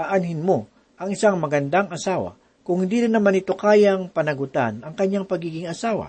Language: Filipino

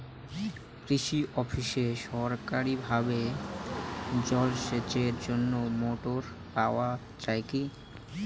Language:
Bangla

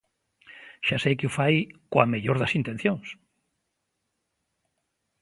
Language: Galician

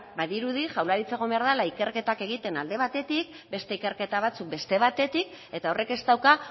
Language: Basque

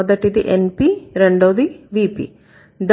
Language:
Telugu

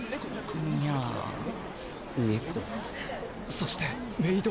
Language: Japanese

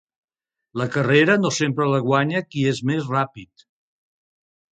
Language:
Catalan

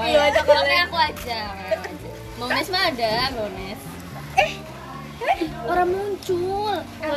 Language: Indonesian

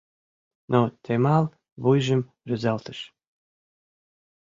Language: Mari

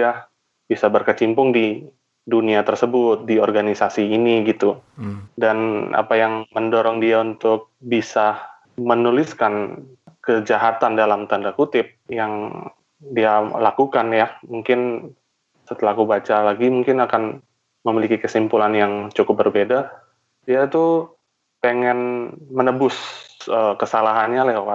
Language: Indonesian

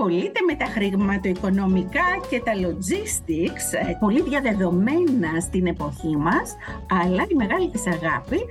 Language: Greek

